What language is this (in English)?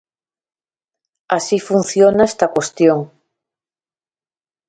Galician